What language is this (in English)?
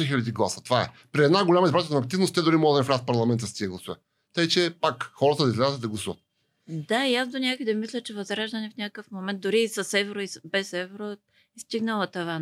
Bulgarian